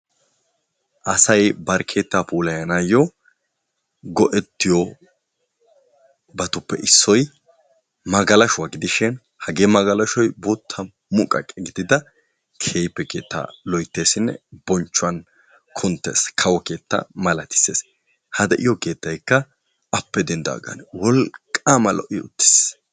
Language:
Wolaytta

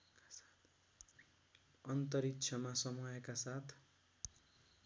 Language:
Nepali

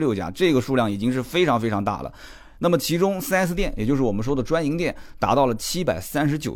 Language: Chinese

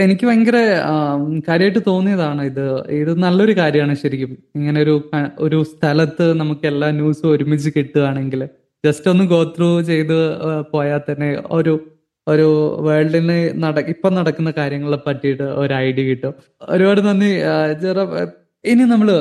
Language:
Malayalam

